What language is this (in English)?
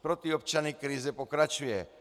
Czech